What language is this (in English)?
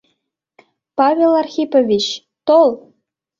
Mari